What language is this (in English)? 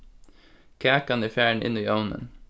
Faroese